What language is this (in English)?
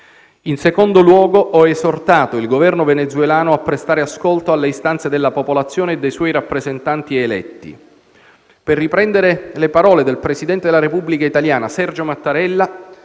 Italian